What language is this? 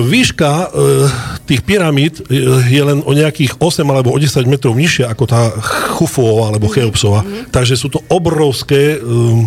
Slovak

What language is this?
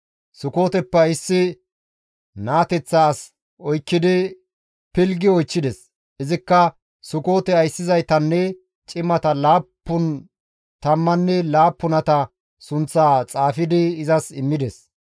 Gamo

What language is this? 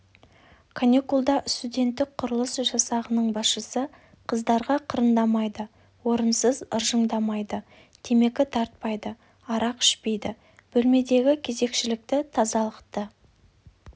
Kazakh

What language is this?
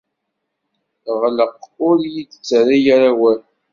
Kabyle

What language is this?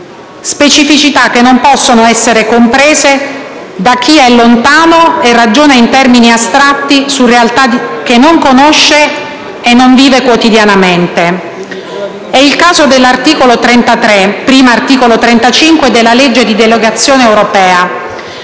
Italian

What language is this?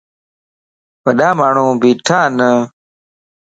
Lasi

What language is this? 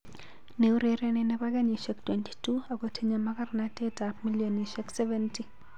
Kalenjin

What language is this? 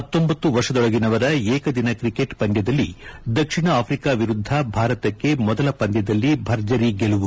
Kannada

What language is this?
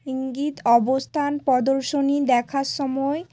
Bangla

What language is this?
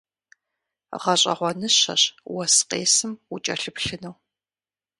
Kabardian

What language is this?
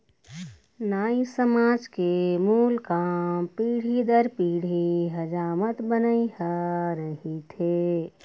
Chhattisgarhi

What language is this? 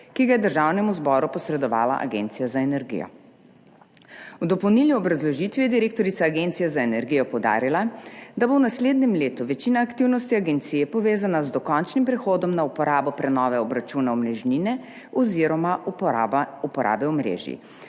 Slovenian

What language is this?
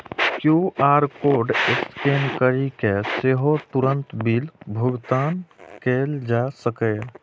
Maithili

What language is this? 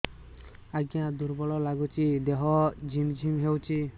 Odia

